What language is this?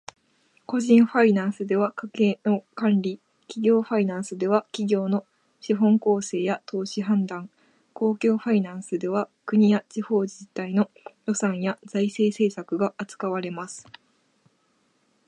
Japanese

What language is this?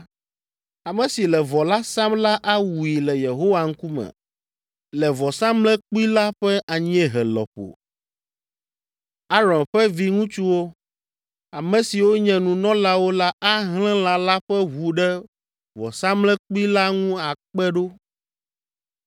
Ewe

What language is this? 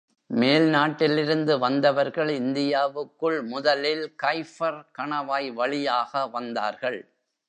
Tamil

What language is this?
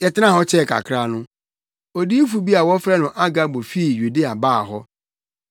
Akan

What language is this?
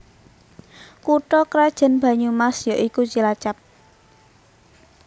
Javanese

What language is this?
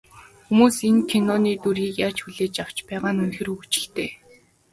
Mongolian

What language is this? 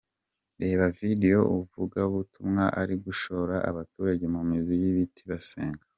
Kinyarwanda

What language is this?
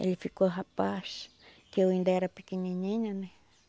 Portuguese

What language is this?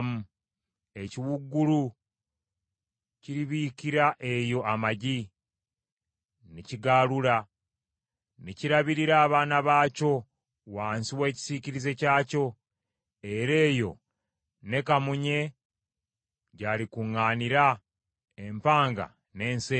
Ganda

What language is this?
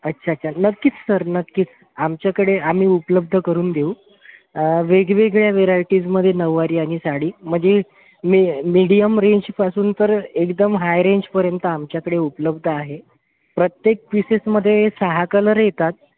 Marathi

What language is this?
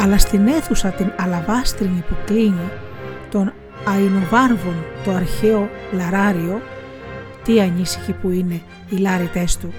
Greek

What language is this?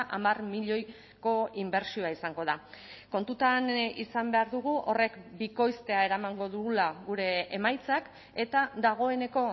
Basque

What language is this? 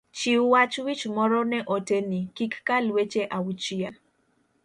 Luo (Kenya and Tanzania)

